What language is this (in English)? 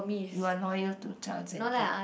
English